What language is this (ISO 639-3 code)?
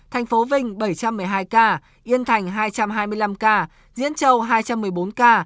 vie